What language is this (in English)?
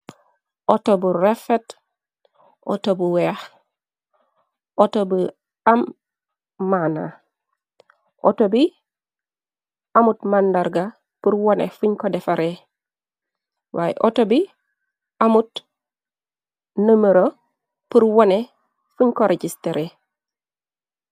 Wolof